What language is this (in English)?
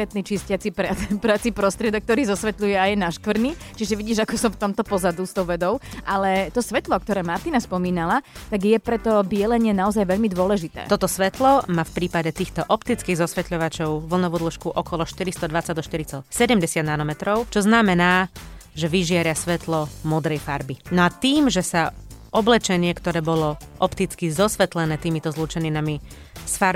Slovak